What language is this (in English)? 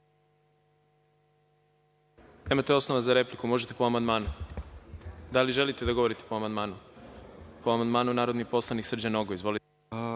Serbian